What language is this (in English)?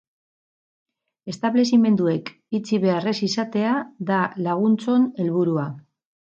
Basque